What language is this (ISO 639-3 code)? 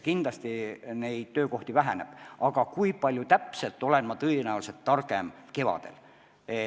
est